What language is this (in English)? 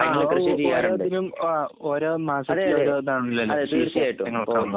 Malayalam